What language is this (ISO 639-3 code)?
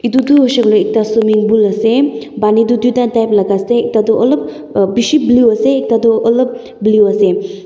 nag